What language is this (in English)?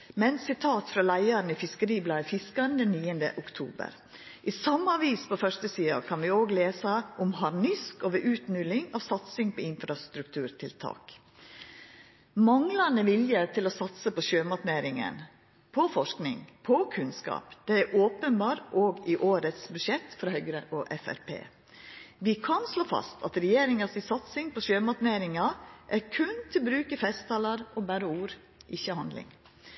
Norwegian Nynorsk